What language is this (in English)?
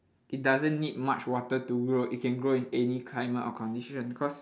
English